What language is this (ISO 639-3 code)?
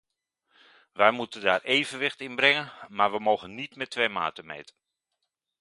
nld